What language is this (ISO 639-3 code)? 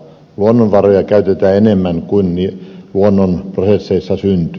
fin